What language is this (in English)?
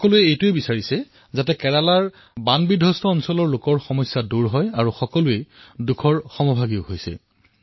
Assamese